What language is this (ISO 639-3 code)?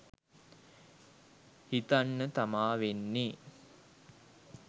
sin